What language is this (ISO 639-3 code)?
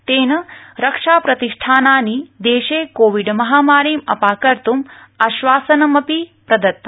san